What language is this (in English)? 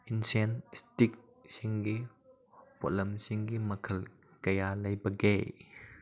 Manipuri